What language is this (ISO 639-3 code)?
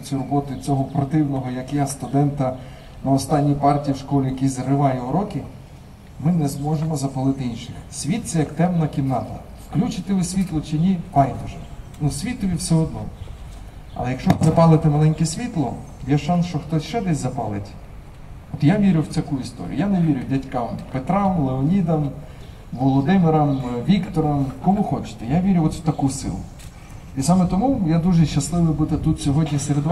ukr